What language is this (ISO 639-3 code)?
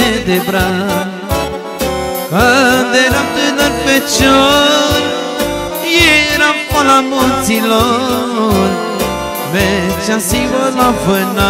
ron